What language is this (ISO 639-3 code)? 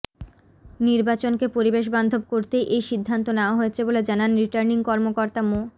ben